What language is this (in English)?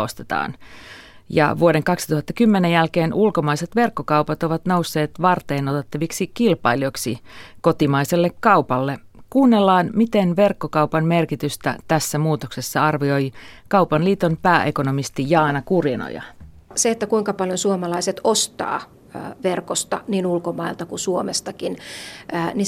Finnish